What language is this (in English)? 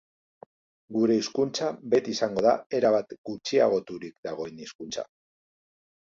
Basque